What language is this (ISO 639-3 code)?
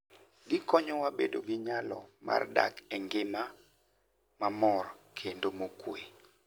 luo